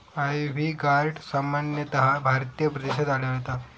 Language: Marathi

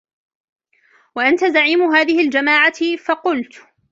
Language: Arabic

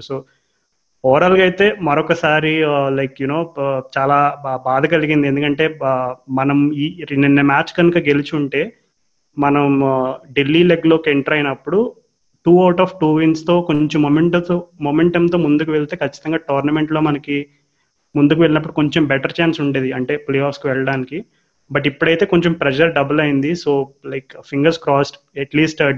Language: Telugu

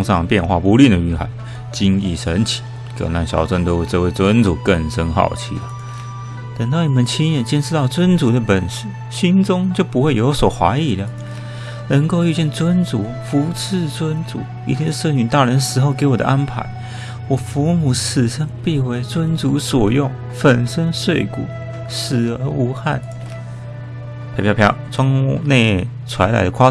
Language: Chinese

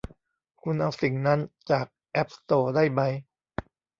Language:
Thai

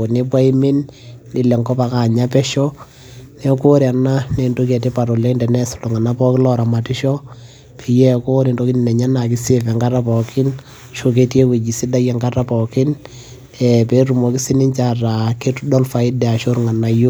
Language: Masai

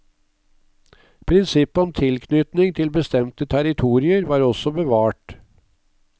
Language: Norwegian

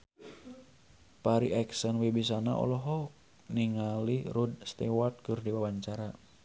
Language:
Sundanese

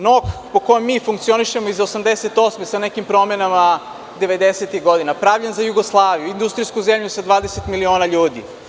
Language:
Serbian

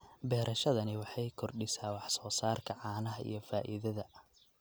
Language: Somali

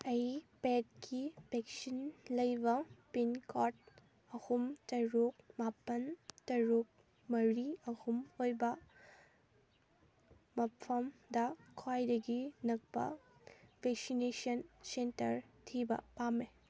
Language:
Manipuri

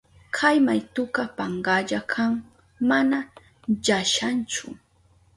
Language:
Southern Pastaza Quechua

